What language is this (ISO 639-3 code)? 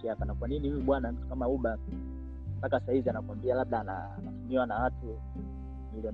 swa